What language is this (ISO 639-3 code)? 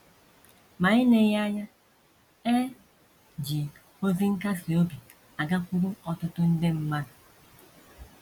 ibo